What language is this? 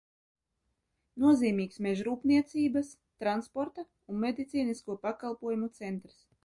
Latvian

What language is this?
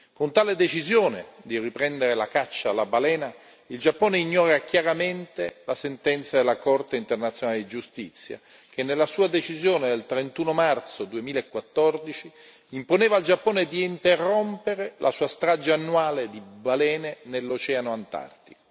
Italian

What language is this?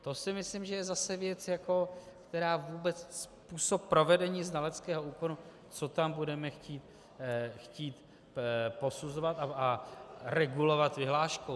Czech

